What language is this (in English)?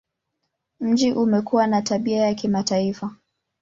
Swahili